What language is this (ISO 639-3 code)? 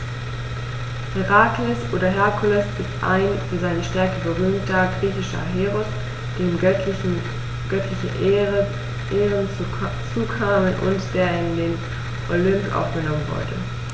deu